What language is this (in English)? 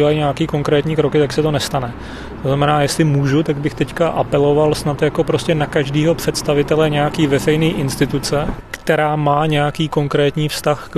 Czech